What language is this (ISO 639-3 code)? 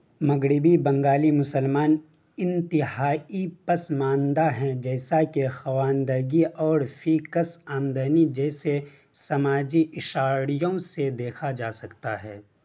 urd